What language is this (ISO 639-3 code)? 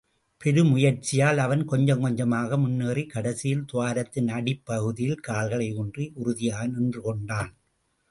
tam